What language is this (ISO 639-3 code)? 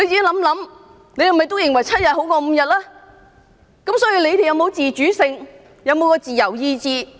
yue